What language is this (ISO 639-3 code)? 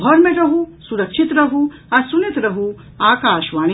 mai